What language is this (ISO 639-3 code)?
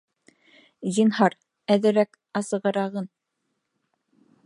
bak